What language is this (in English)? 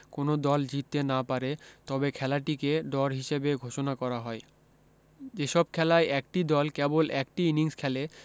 Bangla